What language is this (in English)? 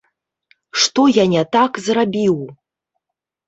Belarusian